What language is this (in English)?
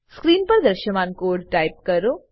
Gujarati